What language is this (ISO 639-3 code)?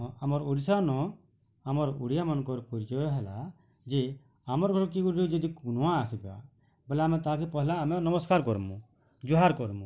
ori